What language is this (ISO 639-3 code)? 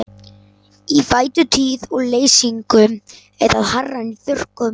isl